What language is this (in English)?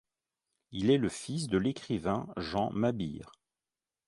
French